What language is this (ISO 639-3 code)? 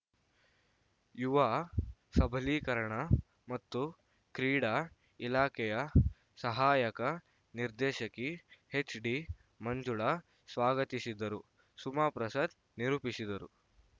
kan